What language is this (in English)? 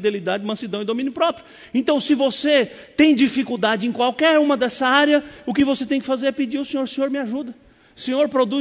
Portuguese